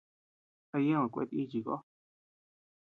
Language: Tepeuxila Cuicatec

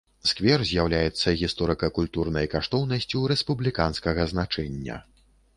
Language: Belarusian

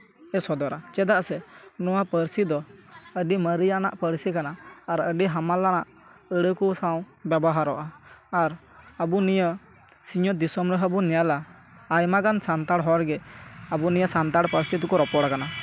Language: Santali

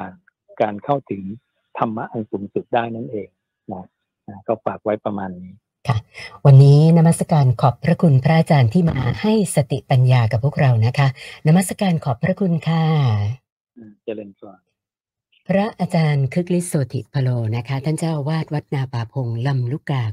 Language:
Thai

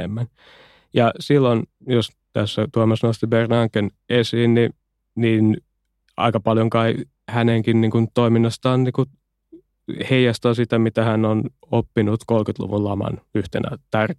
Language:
Finnish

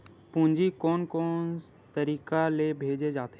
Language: Chhattisgarhi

